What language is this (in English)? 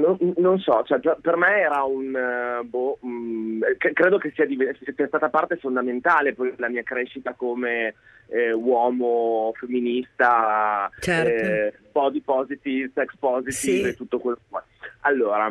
Italian